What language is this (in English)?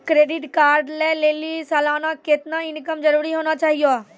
Maithili